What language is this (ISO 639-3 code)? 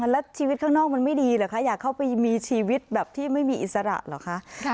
tha